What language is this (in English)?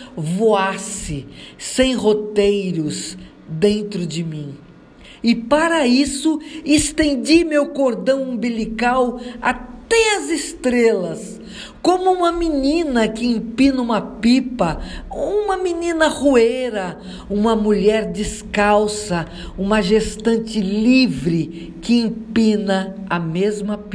Portuguese